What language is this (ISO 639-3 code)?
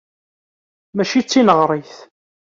kab